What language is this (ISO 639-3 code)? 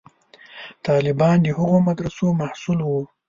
pus